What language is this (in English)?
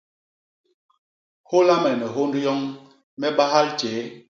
Basaa